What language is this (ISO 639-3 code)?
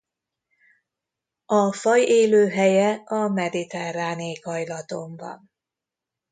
hun